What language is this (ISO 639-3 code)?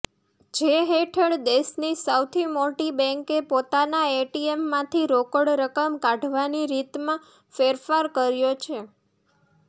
guj